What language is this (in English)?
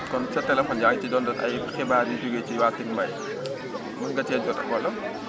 Wolof